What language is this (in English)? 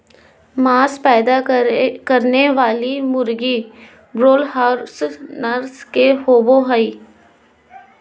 Magahi